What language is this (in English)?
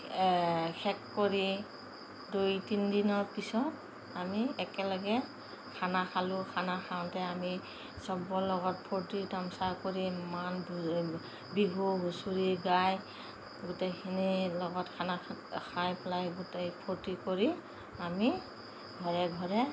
Assamese